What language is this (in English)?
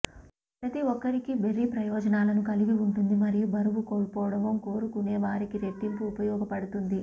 Telugu